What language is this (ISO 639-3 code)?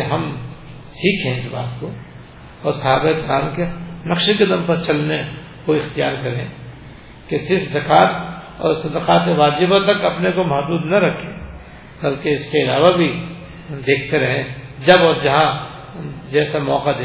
urd